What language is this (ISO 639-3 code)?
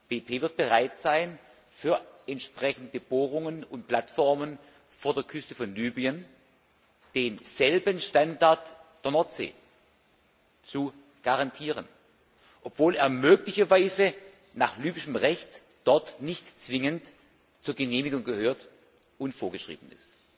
deu